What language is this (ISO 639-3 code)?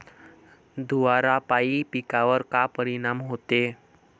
mar